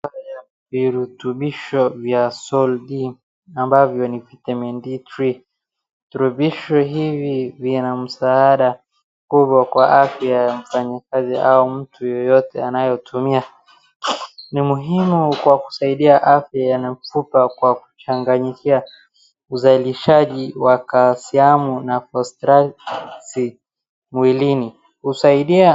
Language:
Swahili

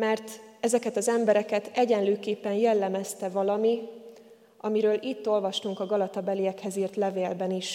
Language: Hungarian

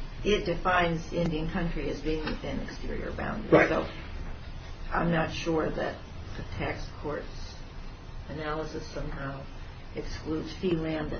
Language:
English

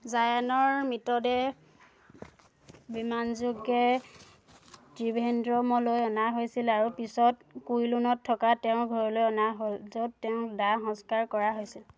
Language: Assamese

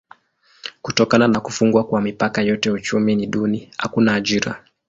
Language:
Swahili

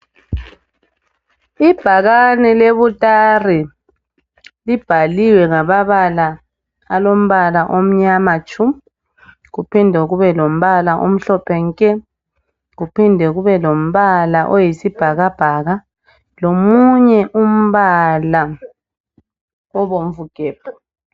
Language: North Ndebele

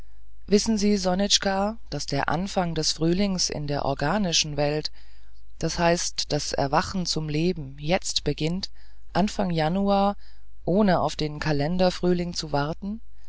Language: German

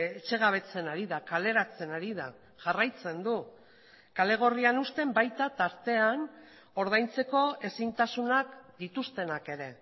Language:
Basque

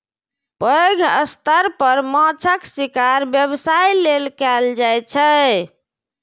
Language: Maithili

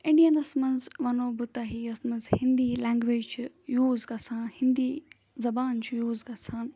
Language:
Kashmiri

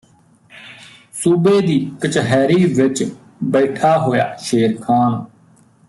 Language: Punjabi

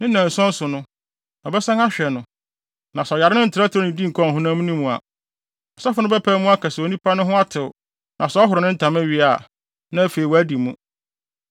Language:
Akan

